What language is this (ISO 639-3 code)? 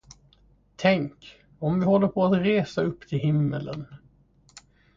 swe